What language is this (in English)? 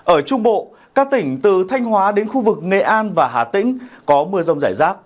Vietnamese